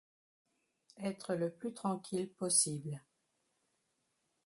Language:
French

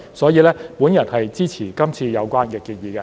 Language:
Cantonese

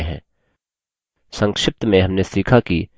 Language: Hindi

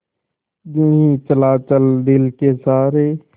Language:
Hindi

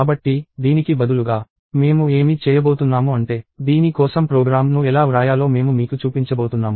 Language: Telugu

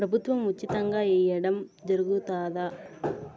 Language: Telugu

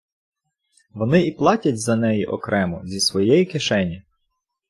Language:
Ukrainian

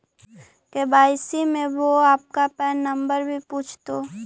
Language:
Magahi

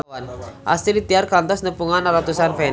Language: Sundanese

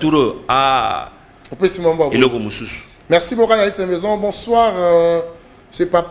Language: French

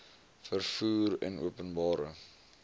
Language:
Afrikaans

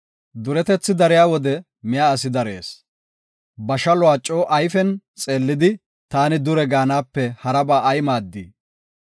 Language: Gofa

